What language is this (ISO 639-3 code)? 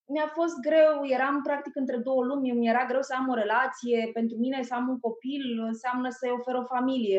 ron